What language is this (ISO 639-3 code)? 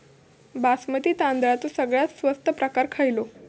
mar